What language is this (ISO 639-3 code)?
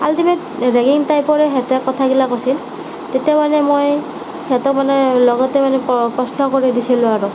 asm